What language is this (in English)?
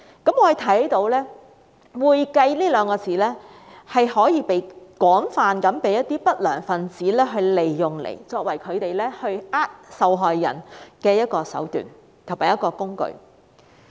Cantonese